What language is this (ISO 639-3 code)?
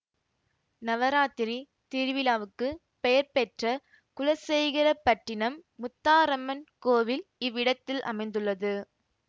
tam